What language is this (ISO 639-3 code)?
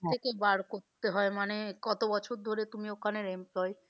ben